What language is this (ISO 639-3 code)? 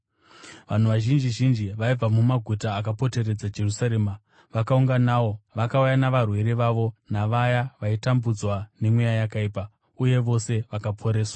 sna